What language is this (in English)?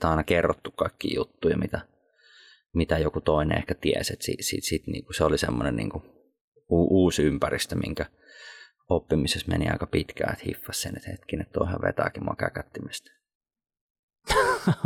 Finnish